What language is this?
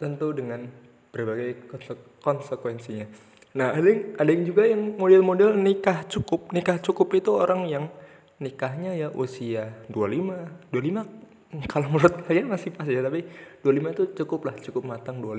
Indonesian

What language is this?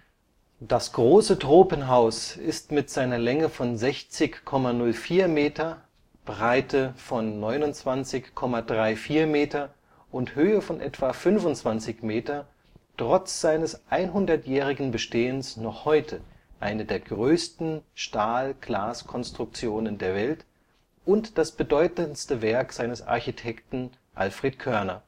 German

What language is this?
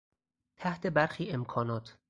Persian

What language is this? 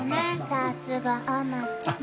Japanese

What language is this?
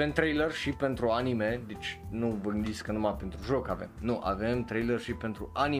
Romanian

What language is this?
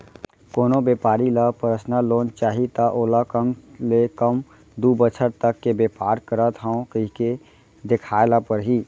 Chhattisgarhi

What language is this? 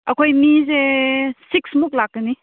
Manipuri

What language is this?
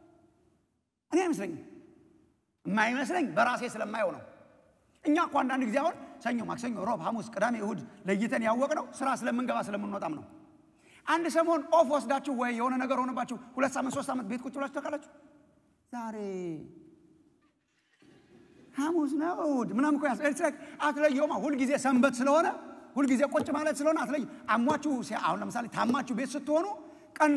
Indonesian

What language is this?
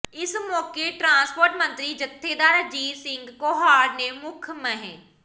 Punjabi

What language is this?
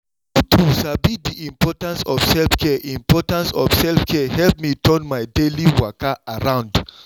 Nigerian Pidgin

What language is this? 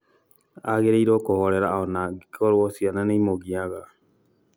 Kikuyu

